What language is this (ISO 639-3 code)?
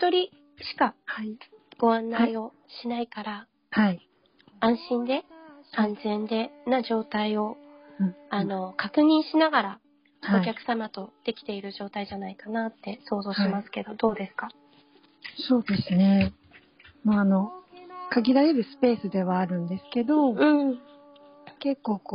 jpn